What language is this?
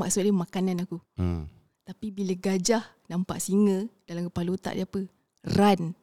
Malay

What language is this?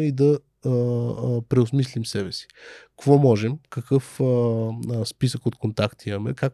Bulgarian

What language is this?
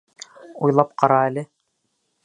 Bashkir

